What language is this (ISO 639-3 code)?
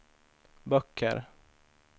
swe